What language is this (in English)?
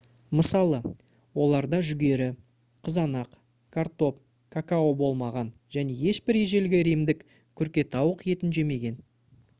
Kazakh